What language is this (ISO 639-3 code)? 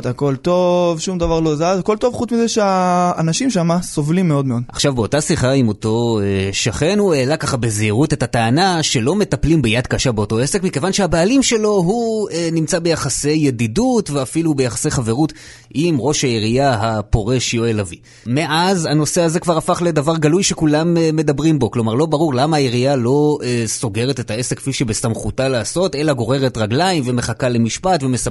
heb